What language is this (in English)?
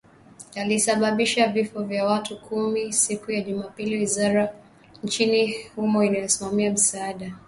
Swahili